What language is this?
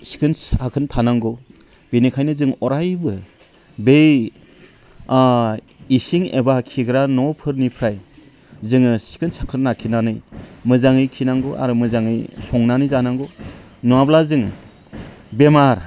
Bodo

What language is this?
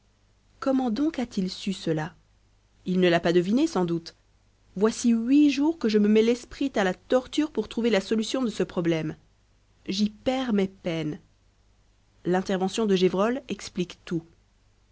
French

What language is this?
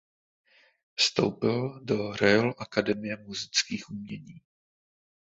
Czech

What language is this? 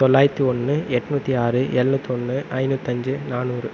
Tamil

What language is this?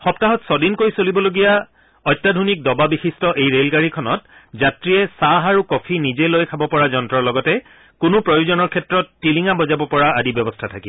Assamese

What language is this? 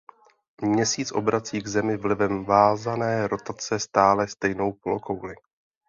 Czech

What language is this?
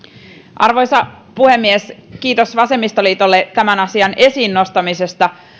Finnish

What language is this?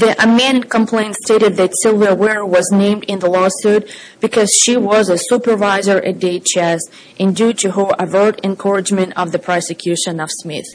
English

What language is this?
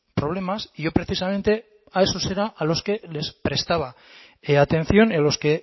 Spanish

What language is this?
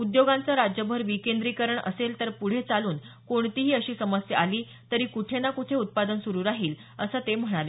Marathi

